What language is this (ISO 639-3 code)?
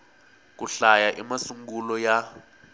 tso